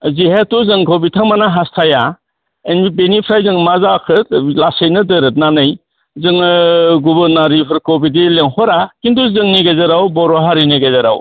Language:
Bodo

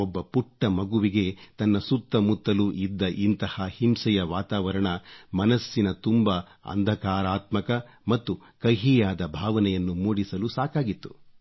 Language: Kannada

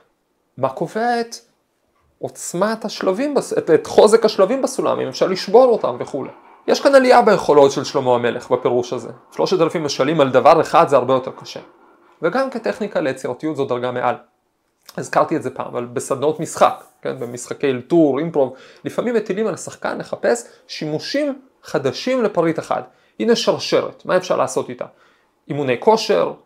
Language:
Hebrew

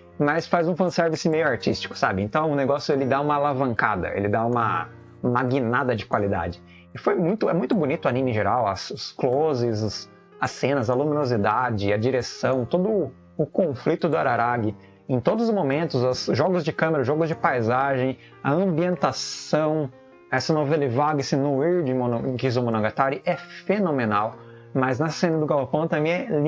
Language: Portuguese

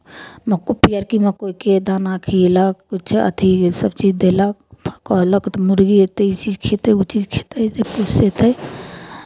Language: Maithili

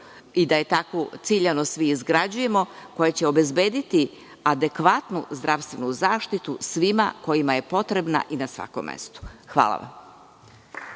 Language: Serbian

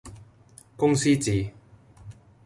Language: Cantonese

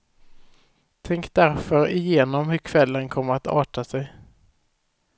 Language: Swedish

